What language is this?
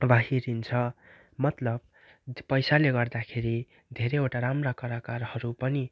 Nepali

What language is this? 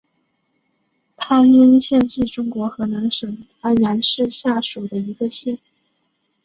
Chinese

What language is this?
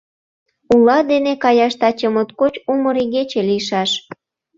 Mari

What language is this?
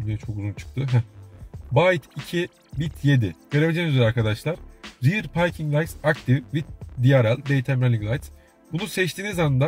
Turkish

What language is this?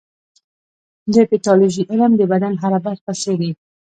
Pashto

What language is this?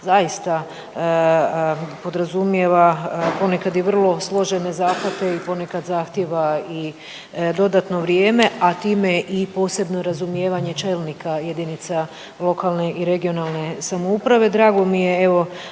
Croatian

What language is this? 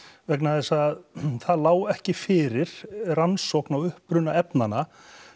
Icelandic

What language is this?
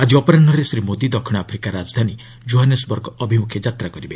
Odia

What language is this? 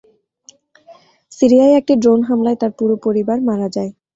Bangla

